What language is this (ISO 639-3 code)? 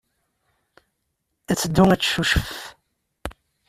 kab